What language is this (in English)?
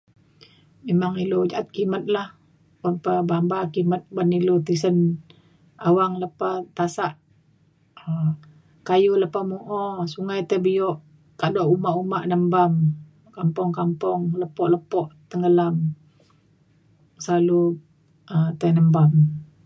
Mainstream Kenyah